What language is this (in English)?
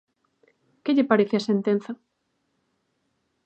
Galician